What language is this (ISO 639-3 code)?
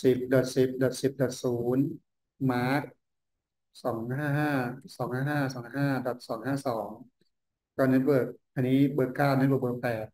tha